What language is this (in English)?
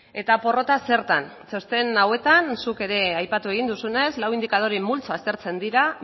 Basque